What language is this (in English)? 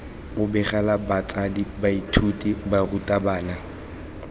Tswana